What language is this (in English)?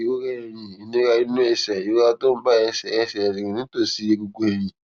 Yoruba